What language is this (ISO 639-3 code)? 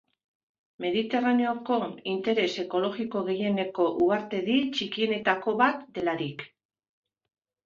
eus